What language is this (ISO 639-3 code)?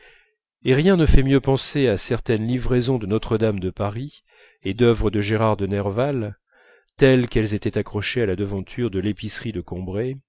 fra